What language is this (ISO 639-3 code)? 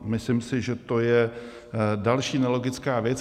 ces